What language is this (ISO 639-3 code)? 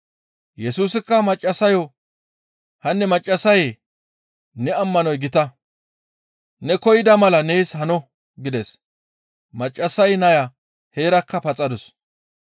gmv